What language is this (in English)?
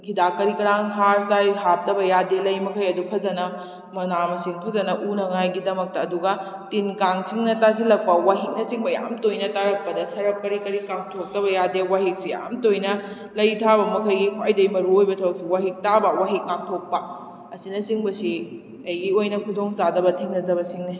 Manipuri